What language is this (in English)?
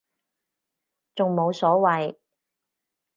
Cantonese